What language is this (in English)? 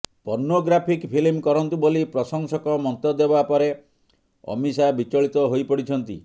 Odia